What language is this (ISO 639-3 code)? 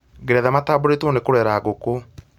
kik